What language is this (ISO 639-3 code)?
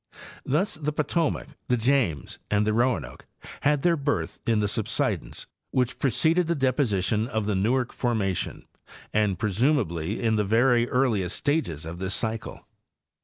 eng